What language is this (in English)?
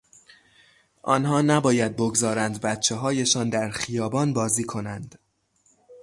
Persian